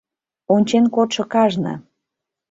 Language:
Mari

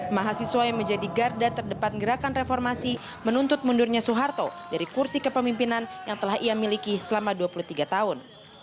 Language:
Indonesian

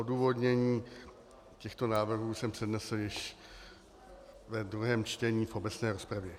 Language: Czech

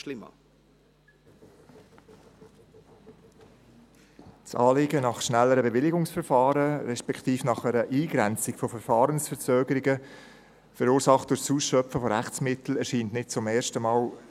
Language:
Swiss German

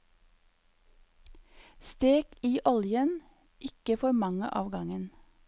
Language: Norwegian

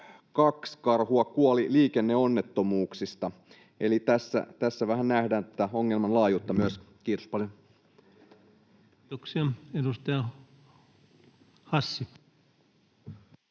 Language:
Finnish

